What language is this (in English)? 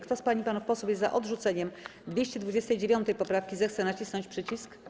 Polish